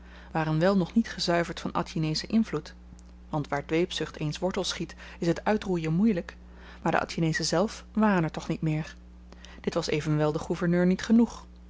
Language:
Dutch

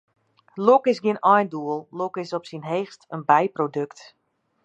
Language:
Western Frisian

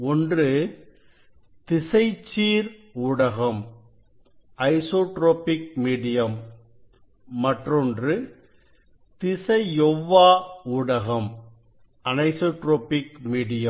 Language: Tamil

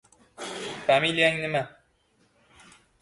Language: Uzbek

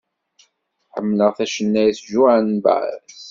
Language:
Kabyle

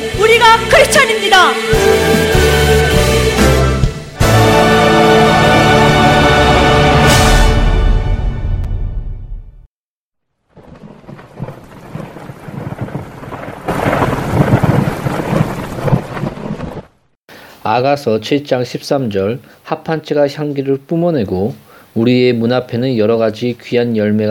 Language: Korean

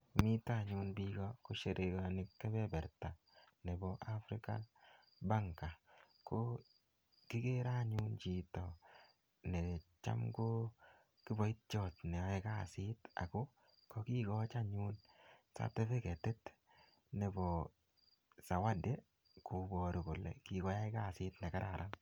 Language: Kalenjin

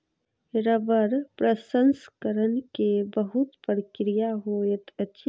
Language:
Maithili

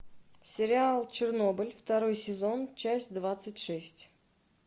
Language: Russian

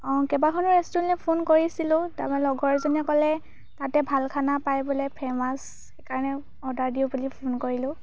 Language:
Assamese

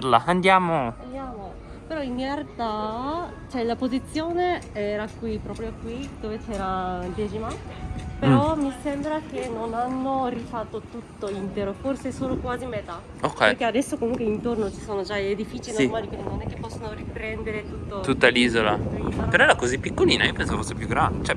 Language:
Italian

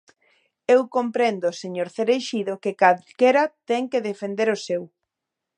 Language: Galician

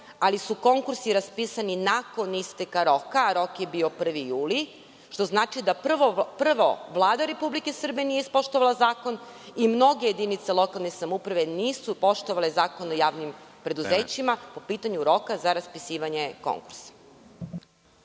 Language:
Serbian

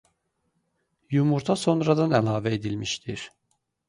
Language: Azerbaijani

